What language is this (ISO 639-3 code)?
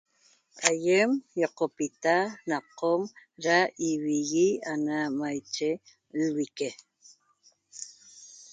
tob